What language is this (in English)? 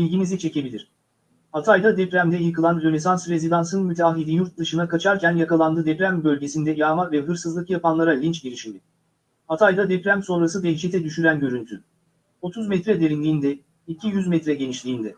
Turkish